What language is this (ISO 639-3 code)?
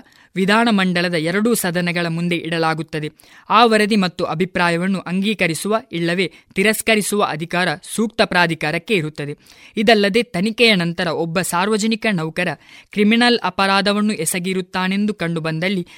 kan